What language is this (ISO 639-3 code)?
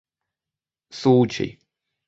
rus